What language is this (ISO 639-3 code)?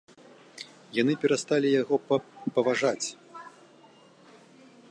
bel